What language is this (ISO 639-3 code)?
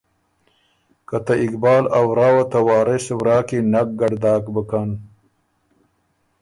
oru